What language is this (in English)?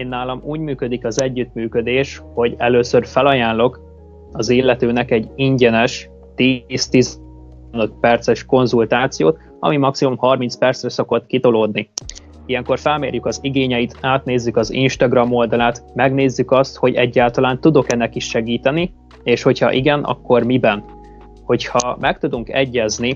Hungarian